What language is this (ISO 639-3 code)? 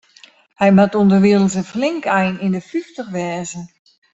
fry